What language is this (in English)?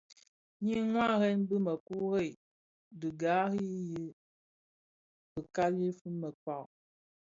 Bafia